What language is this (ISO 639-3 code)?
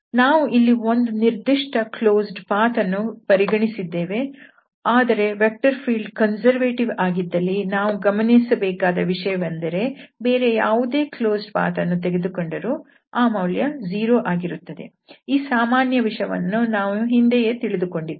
kan